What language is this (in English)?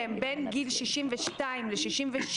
Hebrew